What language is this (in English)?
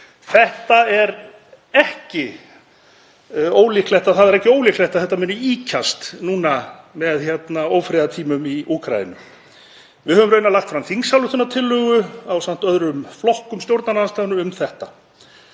Icelandic